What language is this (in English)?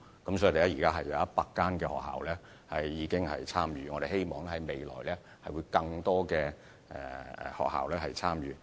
Cantonese